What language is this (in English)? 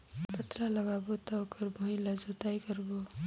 Chhattisgarhi